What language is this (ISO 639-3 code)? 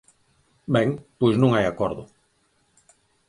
glg